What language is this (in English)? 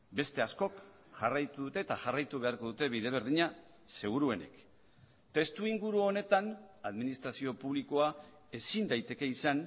Basque